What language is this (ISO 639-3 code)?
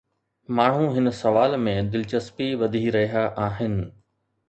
snd